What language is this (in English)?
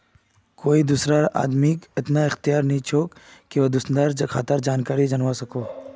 Magahi